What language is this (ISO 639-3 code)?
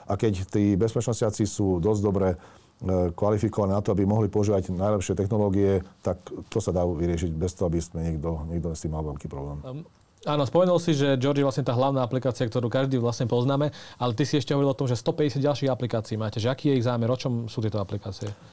slk